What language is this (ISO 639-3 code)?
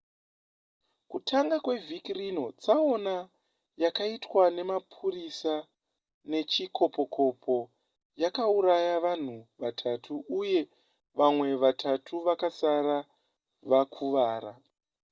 sna